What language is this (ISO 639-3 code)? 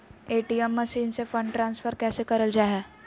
mag